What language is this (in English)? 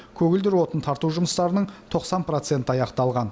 Kazakh